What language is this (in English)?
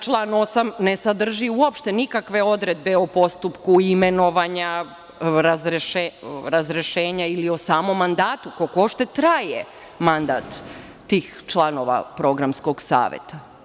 Serbian